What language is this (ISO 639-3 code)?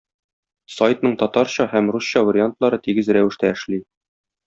tat